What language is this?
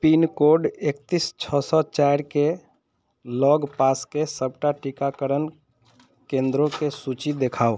Maithili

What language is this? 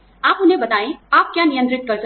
Hindi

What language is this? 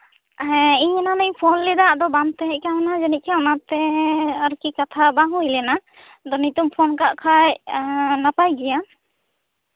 Santali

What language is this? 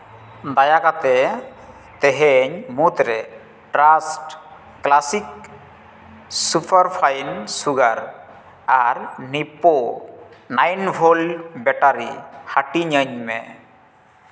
Santali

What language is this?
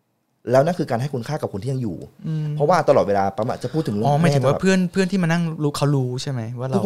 Thai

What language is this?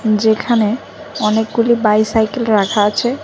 Bangla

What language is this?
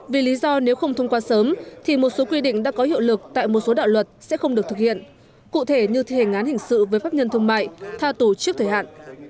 Vietnamese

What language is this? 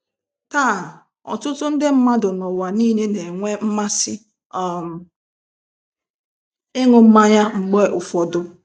Igbo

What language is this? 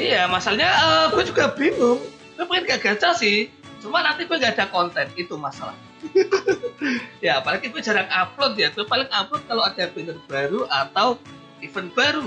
Indonesian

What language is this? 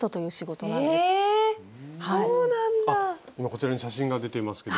Japanese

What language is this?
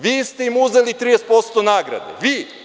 Serbian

